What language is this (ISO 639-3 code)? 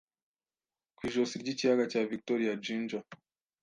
kin